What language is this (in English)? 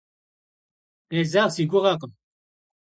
Kabardian